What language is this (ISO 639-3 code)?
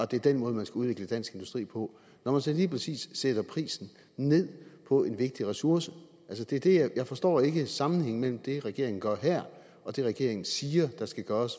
dan